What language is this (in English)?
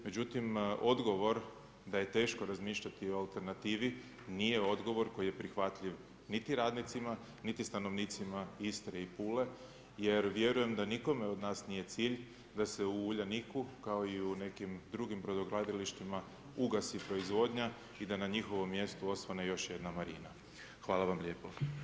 Croatian